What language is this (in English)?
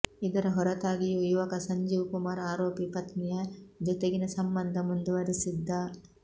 Kannada